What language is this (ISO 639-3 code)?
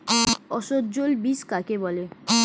ben